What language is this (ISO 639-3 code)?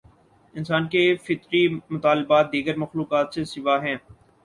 urd